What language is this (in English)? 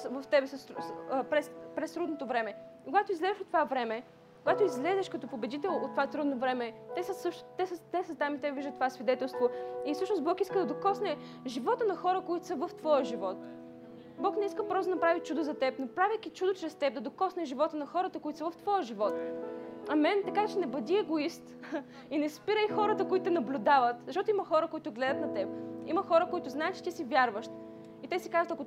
Bulgarian